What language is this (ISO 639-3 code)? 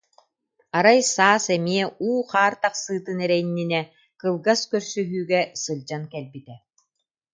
sah